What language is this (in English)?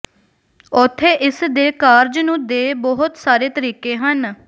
Punjabi